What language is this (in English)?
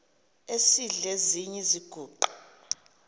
Xhosa